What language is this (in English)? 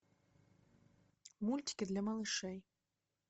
Russian